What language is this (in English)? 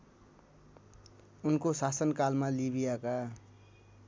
Nepali